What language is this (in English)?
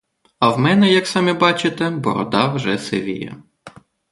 Ukrainian